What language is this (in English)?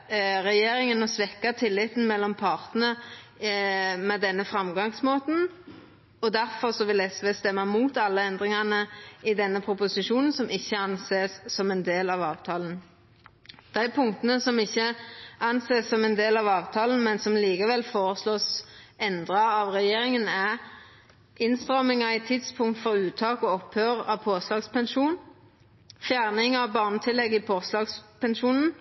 Norwegian Nynorsk